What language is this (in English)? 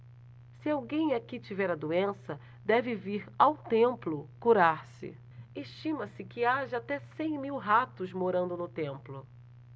Portuguese